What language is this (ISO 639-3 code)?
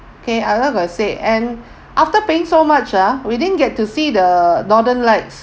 eng